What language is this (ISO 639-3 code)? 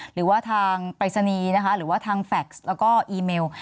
tha